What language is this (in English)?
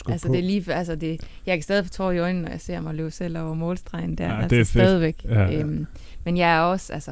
Danish